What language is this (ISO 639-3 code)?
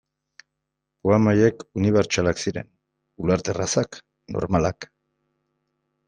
eus